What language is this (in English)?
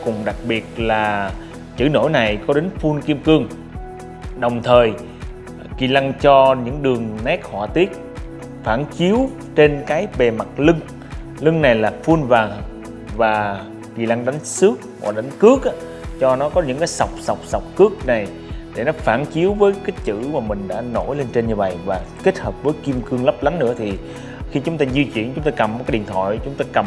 Vietnamese